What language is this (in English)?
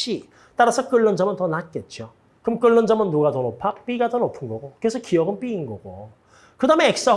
Korean